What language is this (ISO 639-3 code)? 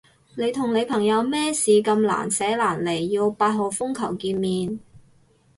yue